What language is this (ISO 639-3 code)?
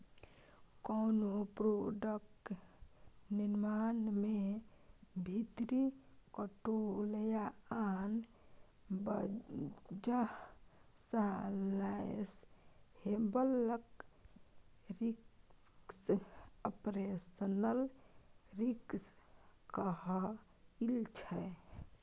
mai